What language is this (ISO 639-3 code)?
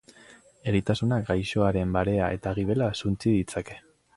eus